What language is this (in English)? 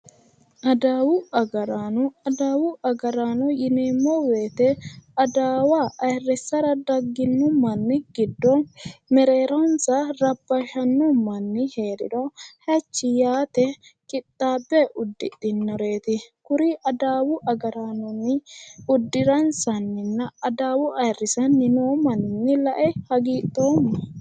Sidamo